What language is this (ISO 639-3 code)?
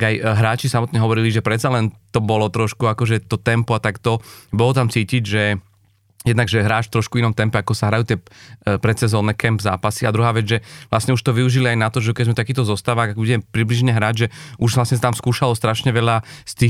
slk